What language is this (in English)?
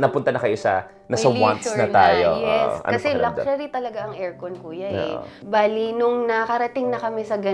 Filipino